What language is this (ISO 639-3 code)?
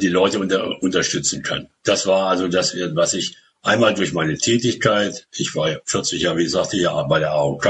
deu